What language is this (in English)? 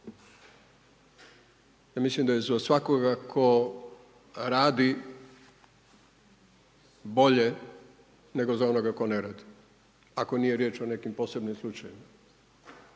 Croatian